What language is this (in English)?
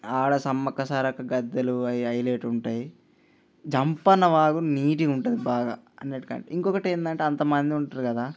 Telugu